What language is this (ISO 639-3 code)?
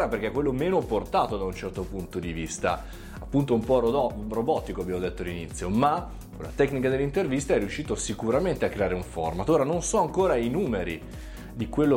ita